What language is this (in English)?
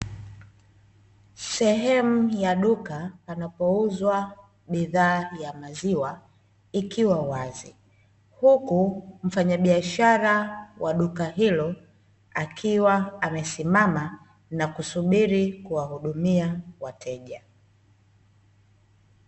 Swahili